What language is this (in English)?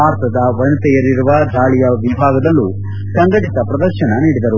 Kannada